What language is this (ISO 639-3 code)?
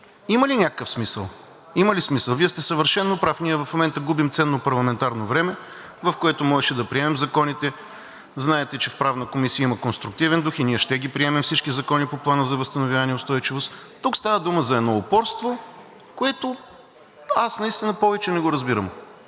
bul